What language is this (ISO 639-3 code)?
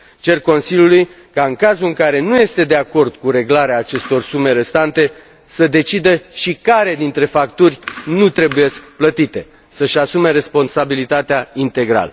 ron